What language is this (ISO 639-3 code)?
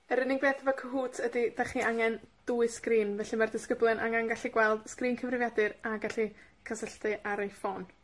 cym